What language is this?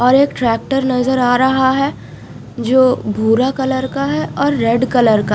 Hindi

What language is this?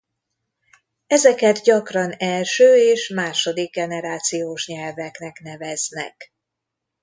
Hungarian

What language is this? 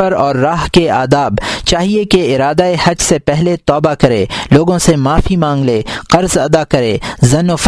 Urdu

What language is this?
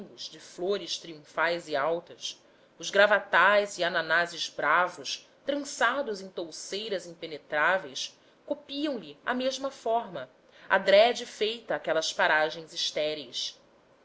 Portuguese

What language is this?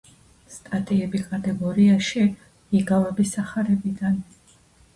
Georgian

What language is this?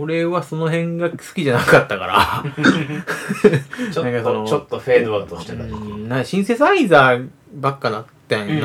Japanese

